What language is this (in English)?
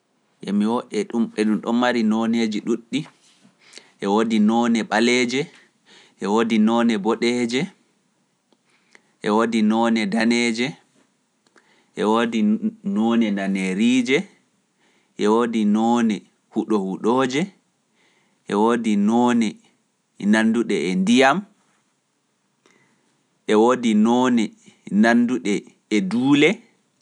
Pular